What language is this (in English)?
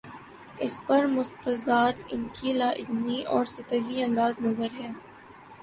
Urdu